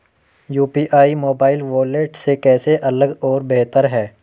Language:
Hindi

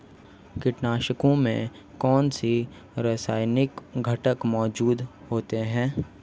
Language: Hindi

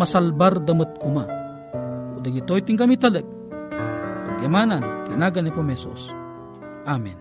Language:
Filipino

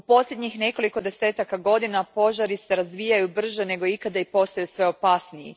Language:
Croatian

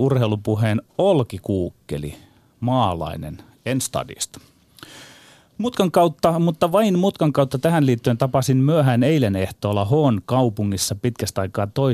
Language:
Finnish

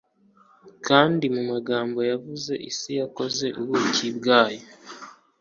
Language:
Kinyarwanda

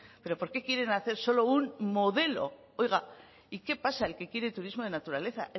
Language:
Spanish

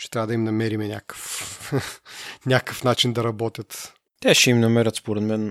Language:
Bulgarian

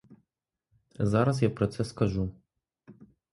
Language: Ukrainian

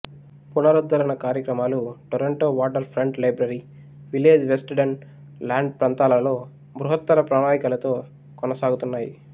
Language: Telugu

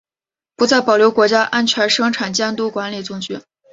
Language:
Chinese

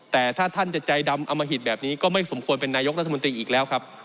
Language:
Thai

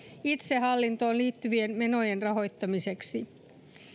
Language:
Finnish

